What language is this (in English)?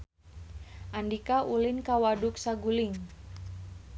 Sundanese